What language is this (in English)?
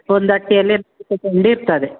Kannada